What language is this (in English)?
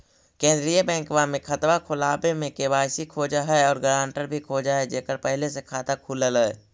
Magahi